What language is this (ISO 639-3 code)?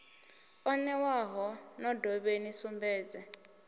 ven